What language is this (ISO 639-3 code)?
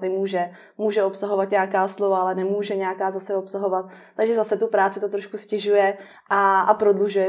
ces